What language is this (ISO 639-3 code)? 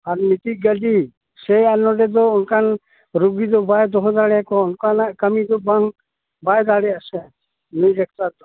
sat